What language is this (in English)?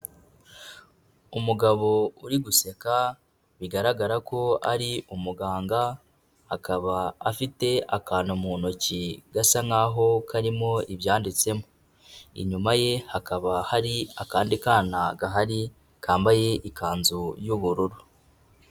Kinyarwanda